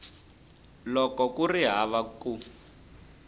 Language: Tsonga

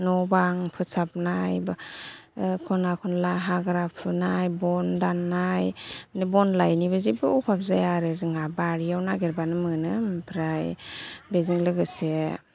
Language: Bodo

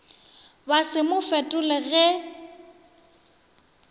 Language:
Northern Sotho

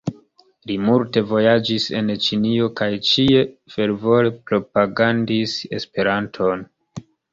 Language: Esperanto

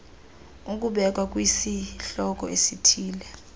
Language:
Xhosa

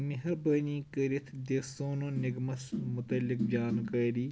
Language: Kashmiri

